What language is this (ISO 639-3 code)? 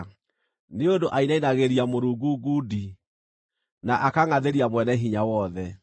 kik